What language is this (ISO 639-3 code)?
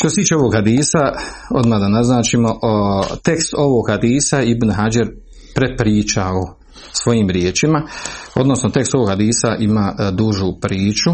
hrv